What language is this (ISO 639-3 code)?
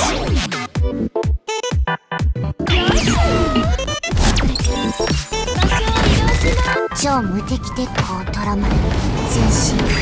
jpn